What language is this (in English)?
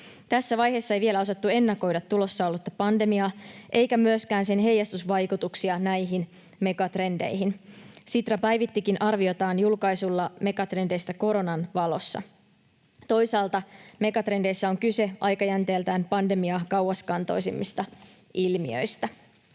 Finnish